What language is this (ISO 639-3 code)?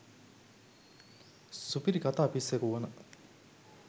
sin